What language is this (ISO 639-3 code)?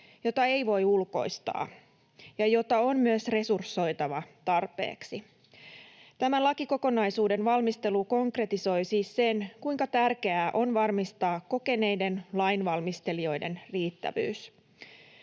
fin